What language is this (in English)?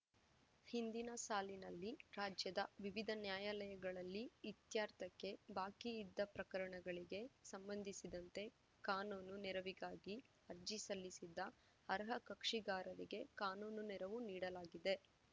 Kannada